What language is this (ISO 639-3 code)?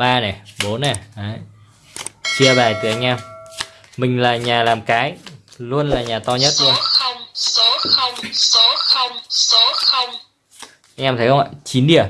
vie